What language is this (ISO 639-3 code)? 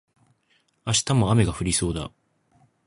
jpn